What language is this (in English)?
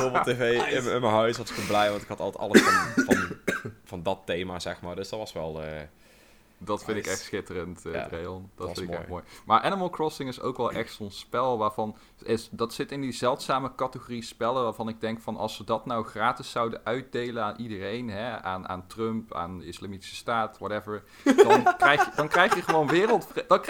Dutch